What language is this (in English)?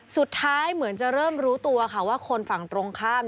Thai